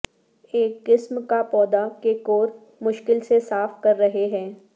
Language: Urdu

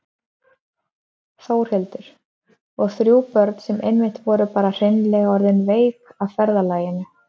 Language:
Icelandic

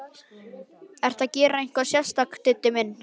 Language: Icelandic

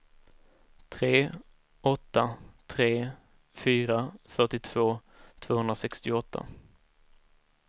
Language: Swedish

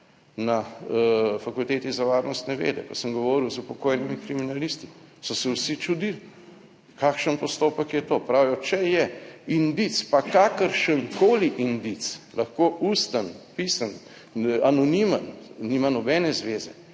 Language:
Slovenian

